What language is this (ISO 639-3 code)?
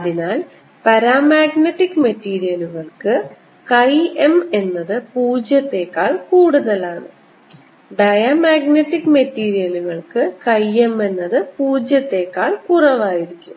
mal